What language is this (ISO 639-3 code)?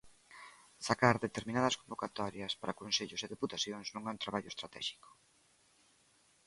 glg